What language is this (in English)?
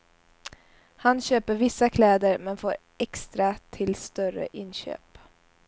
Swedish